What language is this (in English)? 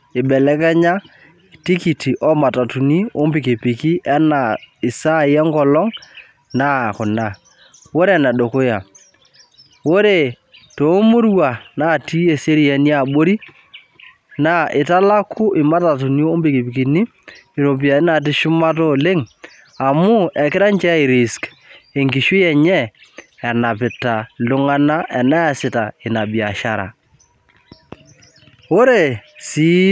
Masai